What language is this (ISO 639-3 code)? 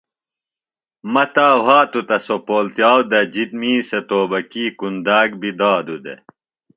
phl